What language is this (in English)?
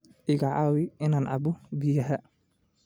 Somali